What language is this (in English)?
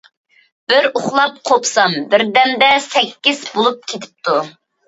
Uyghur